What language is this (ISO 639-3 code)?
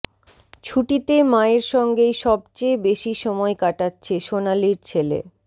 ben